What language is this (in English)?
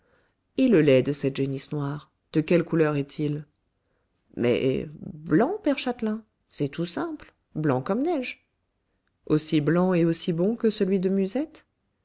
French